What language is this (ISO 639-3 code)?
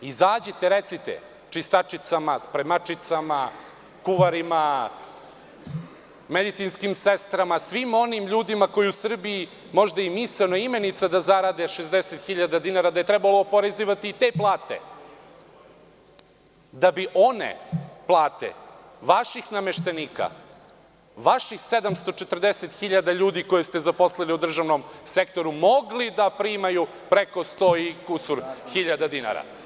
srp